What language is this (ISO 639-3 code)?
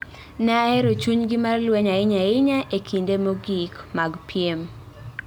luo